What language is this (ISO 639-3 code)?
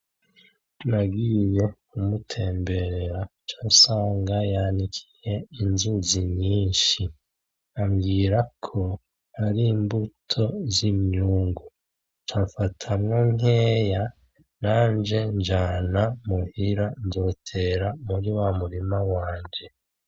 run